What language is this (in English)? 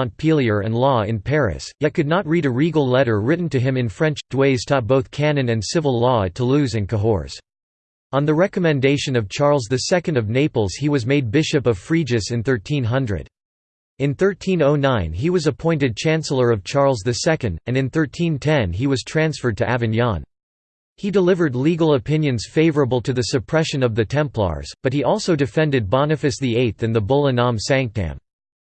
English